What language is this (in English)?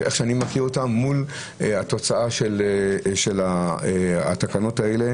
Hebrew